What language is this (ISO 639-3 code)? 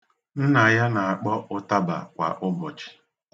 ibo